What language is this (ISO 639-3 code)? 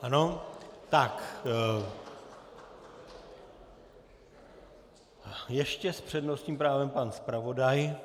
ces